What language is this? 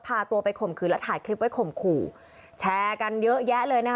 Thai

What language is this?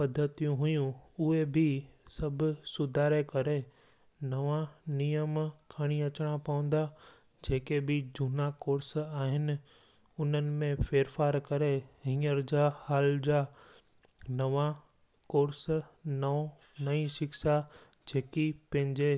Sindhi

